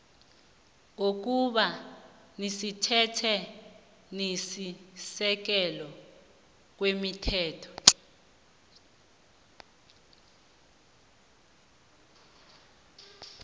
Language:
South Ndebele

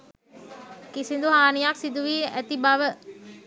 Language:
Sinhala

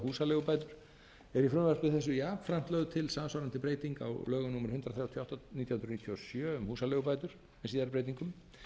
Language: Icelandic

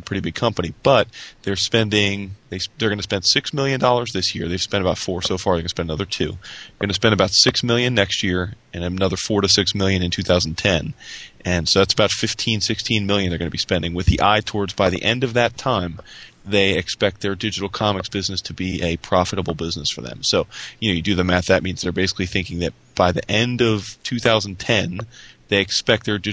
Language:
English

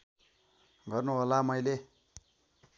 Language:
Nepali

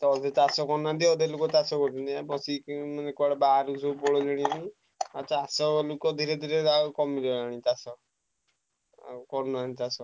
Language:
Odia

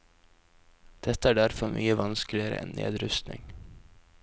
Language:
Norwegian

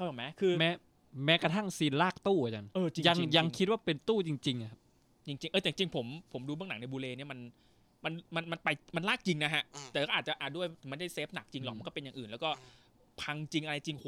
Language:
Thai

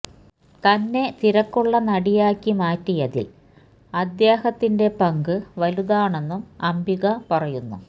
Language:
Malayalam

